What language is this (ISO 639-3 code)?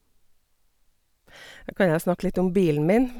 nor